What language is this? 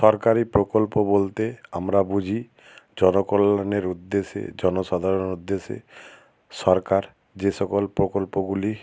Bangla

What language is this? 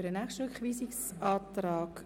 Swiss German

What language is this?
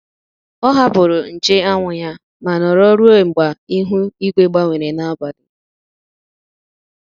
Igbo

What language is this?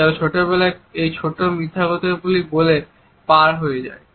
Bangla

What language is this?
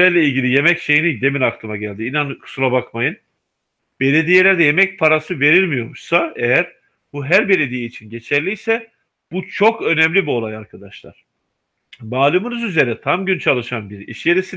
Turkish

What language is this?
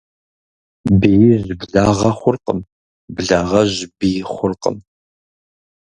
Kabardian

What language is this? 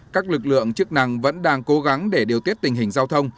Vietnamese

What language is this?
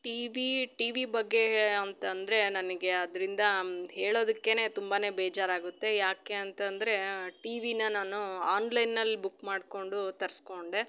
Kannada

